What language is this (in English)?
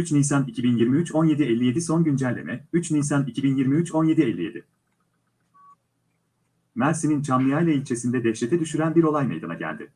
Turkish